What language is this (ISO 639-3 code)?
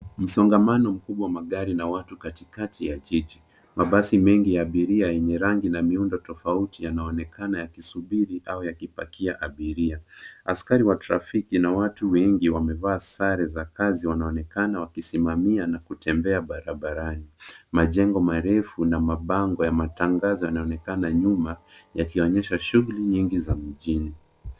swa